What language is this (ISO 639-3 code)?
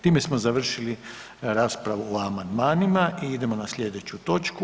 hrv